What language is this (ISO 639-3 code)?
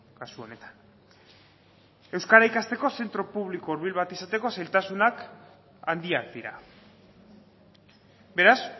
eus